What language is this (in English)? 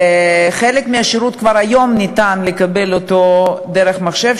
Hebrew